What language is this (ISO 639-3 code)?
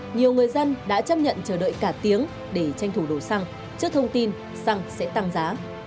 vie